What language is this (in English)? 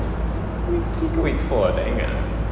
English